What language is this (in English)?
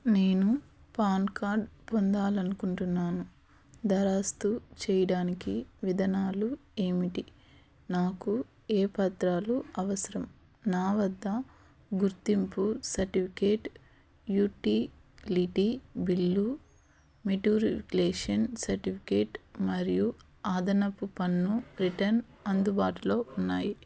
Telugu